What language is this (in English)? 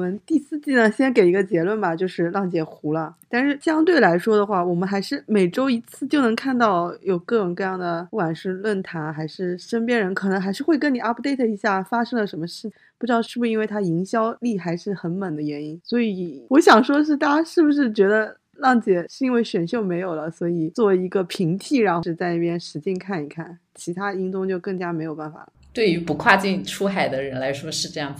Chinese